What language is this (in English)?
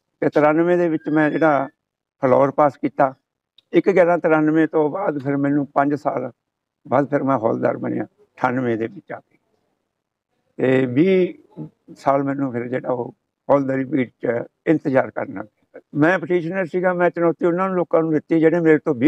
Punjabi